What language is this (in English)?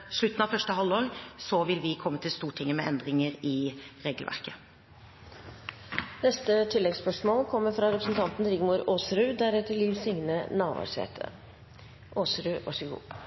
Norwegian